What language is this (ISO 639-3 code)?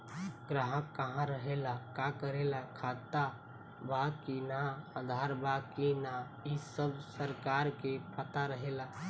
bho